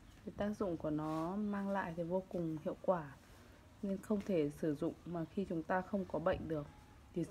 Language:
Vietnamese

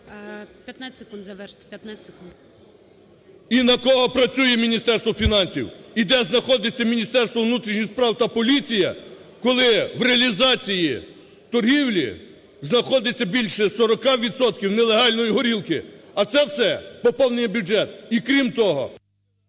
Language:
Ukrainian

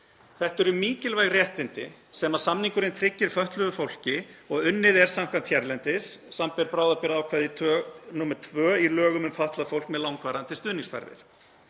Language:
Icelandic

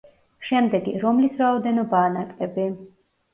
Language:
Georgian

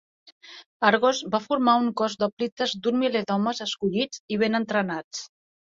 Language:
Catalan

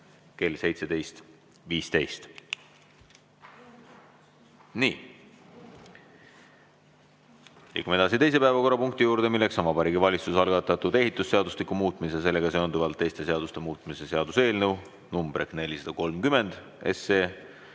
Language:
Estonian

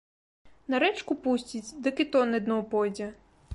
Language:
Belarusian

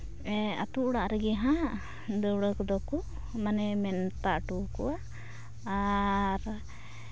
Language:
Santali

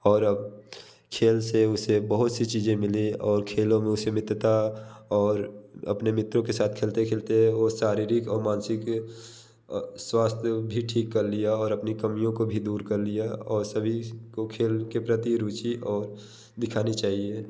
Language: Hindi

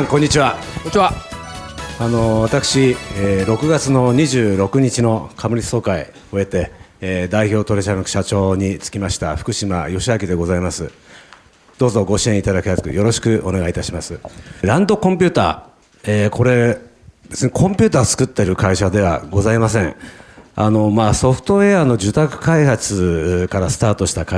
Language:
Japanese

